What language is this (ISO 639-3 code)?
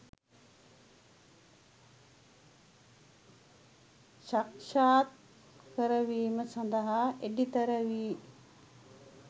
sin